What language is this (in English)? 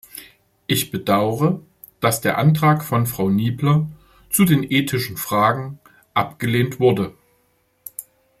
German